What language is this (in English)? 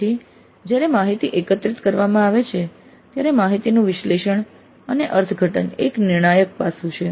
Gujarati